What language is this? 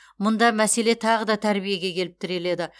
Kazakh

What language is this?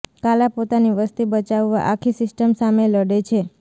Gujarati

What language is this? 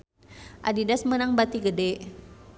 Sundanese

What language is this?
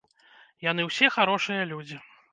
Belarusian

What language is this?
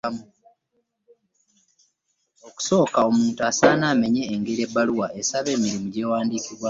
Ganda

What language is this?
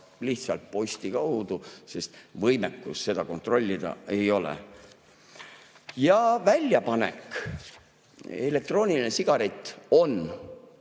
Estonian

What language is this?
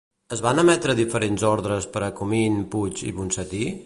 Catalan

